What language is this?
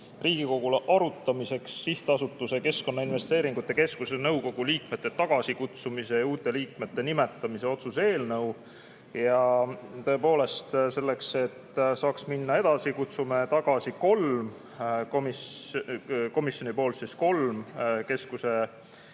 Estonian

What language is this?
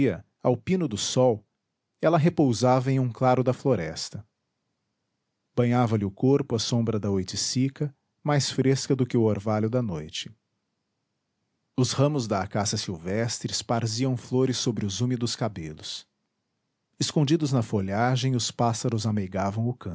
Portuguese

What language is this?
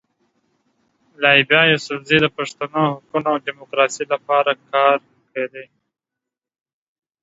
Pashto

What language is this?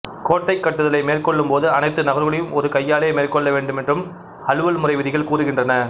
Tamil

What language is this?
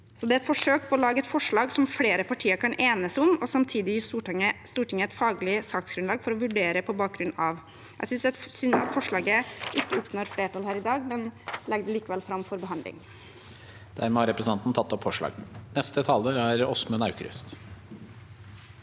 Norwegian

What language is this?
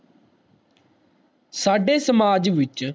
Punjabi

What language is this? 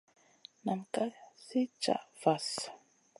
Masana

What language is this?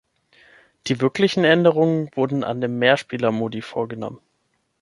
German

